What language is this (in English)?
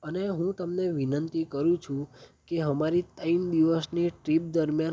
Gujarati